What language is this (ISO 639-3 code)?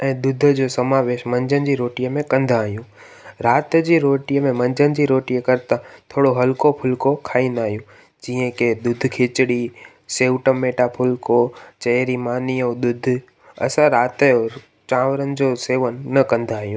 snd